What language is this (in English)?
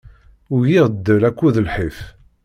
Kabyle